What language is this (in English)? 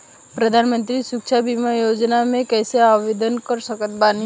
Bhojpuri